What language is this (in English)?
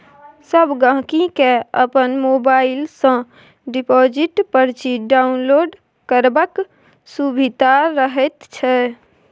Maithili